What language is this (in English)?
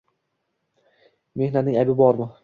Uzbek